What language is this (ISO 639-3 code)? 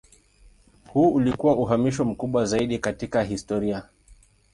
swa